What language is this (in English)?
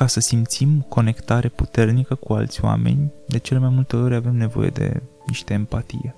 Romanian